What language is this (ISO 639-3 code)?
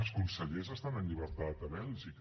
cat